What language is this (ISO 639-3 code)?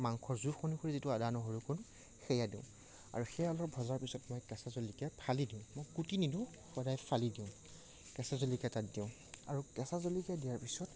asm